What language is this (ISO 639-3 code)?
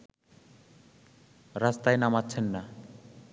ben